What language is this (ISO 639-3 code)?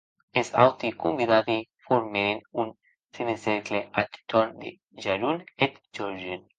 oci